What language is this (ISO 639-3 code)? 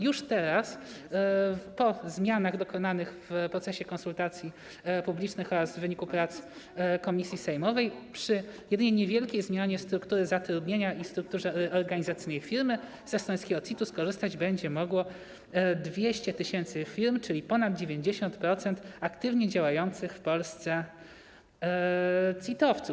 pol